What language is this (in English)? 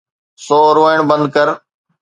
Sindhi